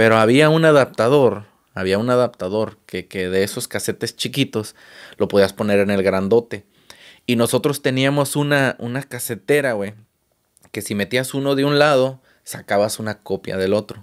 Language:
Spanish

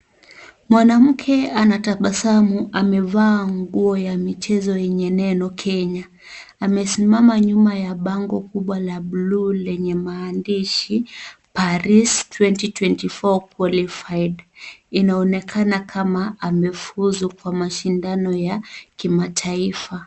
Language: Swahili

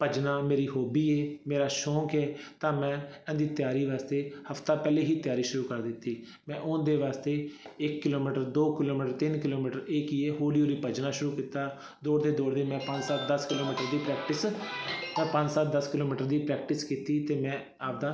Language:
Punjabi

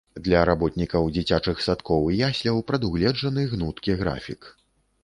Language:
Belarusian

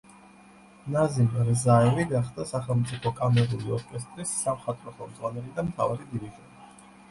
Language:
Georgian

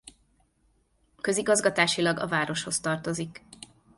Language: Hungarian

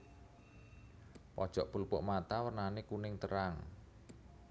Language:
Javanese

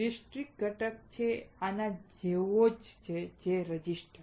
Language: Gujarati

